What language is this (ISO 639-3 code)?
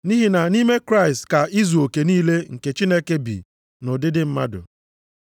ibo